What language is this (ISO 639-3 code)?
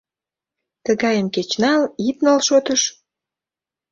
chm